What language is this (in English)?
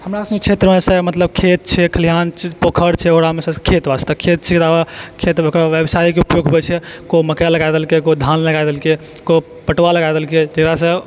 Maithili